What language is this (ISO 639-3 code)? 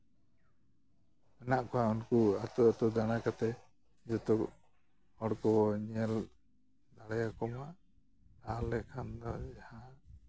sat